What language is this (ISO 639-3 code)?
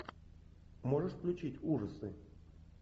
rus